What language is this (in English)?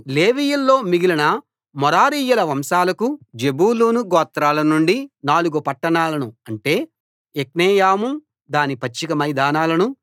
Telugu